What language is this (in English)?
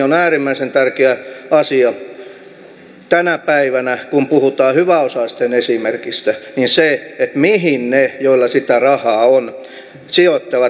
Finnish